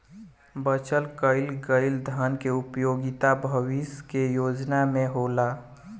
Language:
Bhojpuri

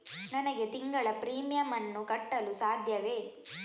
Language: Kannada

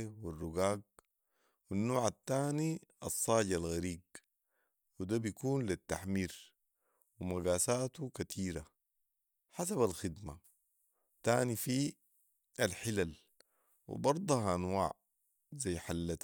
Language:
Sudanese Arabic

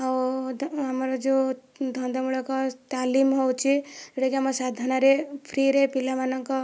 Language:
Odia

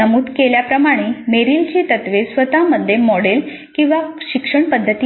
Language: Marathi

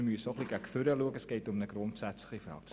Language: Swiss German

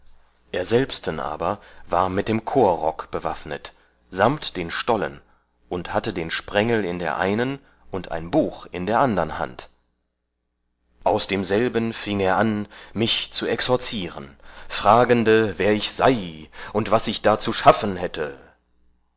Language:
German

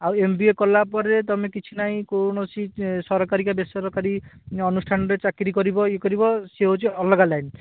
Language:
Odia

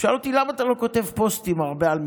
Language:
Hebrew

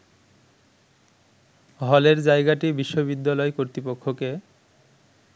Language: Bangla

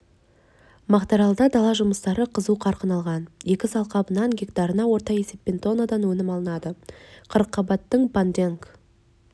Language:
Kazakh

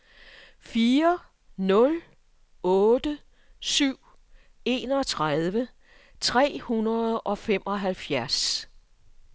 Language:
Danish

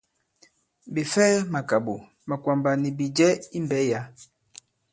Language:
Bankon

